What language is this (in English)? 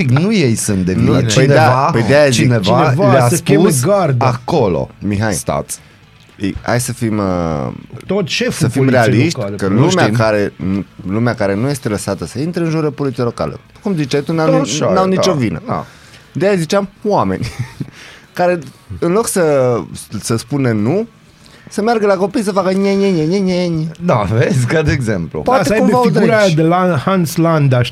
Romanian